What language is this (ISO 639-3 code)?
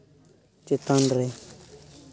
sat